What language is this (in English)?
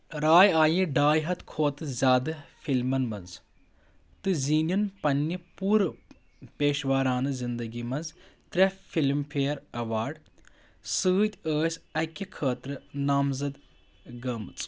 Kashmiri